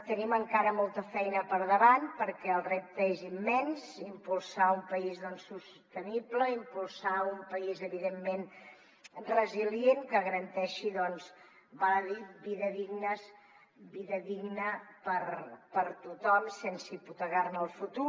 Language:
Catalan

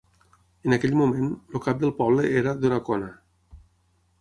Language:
Catalan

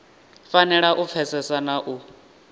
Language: Venda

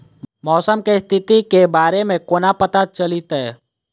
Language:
Maithili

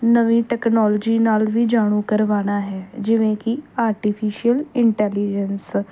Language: Punjabi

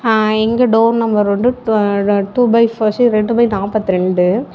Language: Tamil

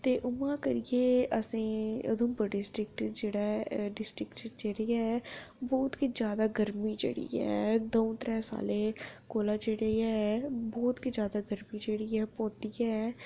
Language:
Dogri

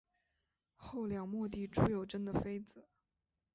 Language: Chinese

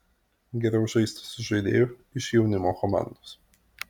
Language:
Lithuanian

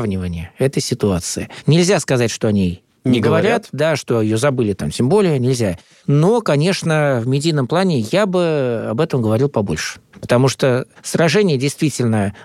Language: Russian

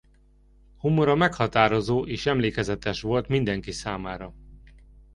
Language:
Hungarian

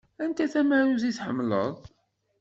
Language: Kabyle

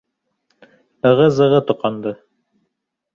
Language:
Bashkir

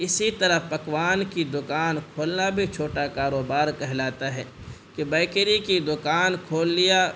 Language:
Urdu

